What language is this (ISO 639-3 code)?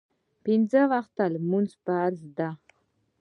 pus